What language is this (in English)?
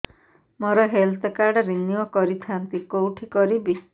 Odia